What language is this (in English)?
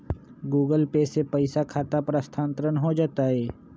Magahi